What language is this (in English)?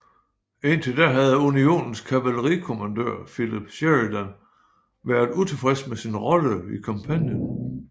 Danish